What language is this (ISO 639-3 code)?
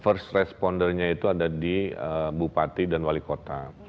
ind